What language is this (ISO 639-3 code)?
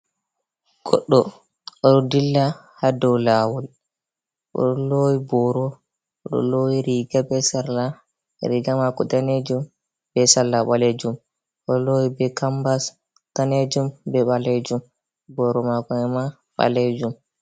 ful